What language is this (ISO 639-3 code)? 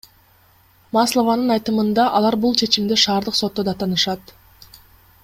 kir